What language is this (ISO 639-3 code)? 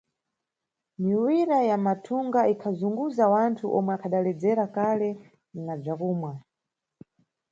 nyu